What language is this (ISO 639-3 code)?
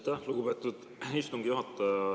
est